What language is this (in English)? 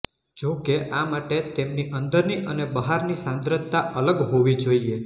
Gujarati